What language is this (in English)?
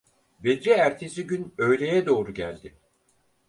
Turkish